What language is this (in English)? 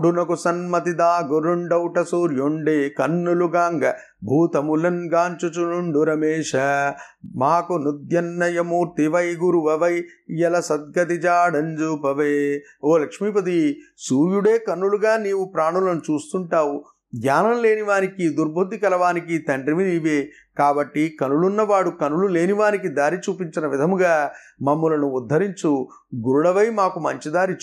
Telugu